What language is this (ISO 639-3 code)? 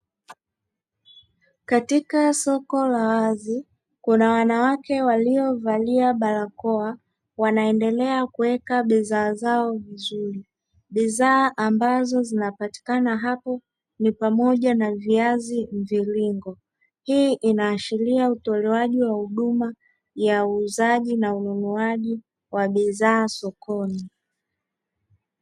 swa